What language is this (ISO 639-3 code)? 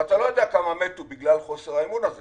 heb